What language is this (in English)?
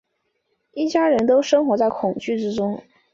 Chinese